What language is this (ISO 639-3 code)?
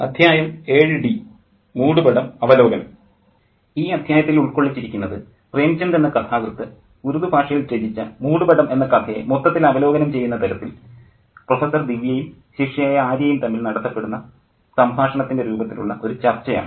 mal